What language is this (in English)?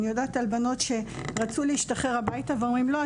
Hebrew